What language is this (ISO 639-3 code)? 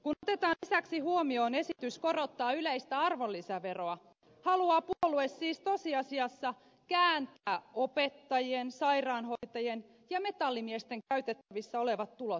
fin